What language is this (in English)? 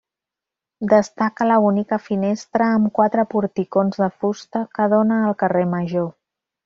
Catalan